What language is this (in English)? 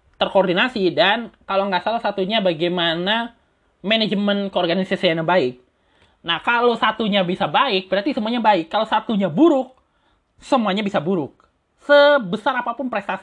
Indonesian